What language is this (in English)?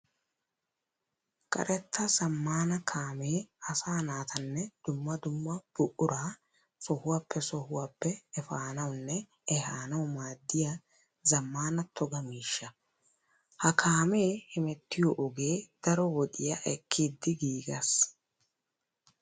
Wolaytta